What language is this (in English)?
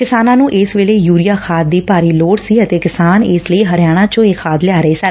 Punjabi